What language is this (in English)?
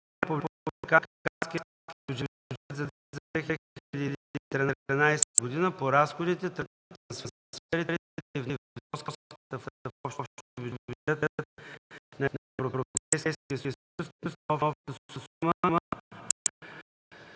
Bulgarian